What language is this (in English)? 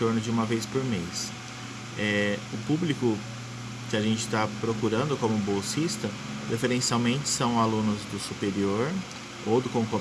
Portuguese